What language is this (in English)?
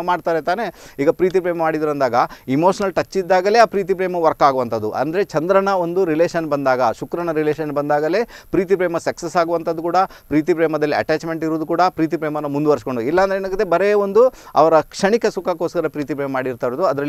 Hindi